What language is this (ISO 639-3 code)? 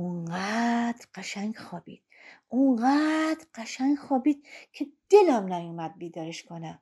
fas